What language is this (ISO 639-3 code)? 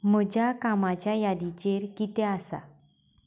kok